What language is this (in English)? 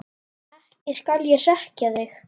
Icelandic